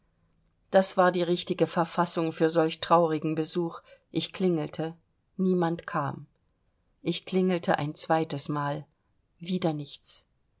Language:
German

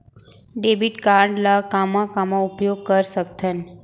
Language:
Chhattisgarhi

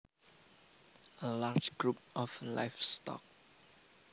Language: Javanese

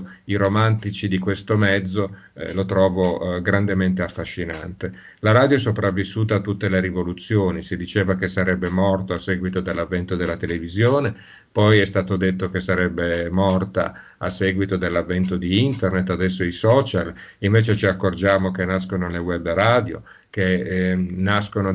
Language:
Italian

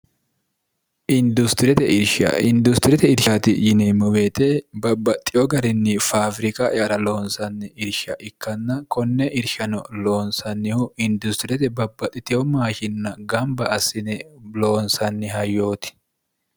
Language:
Sidamo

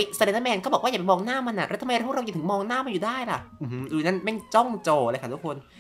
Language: Thai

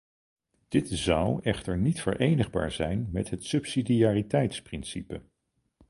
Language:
Dutch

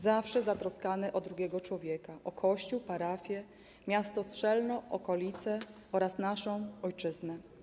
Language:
Polish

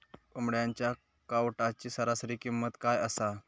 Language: Marathi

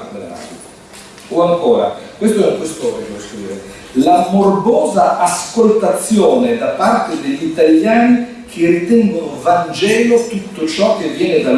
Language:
Italian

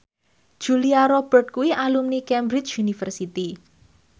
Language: Javanese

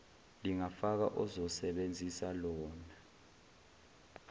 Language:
Zulu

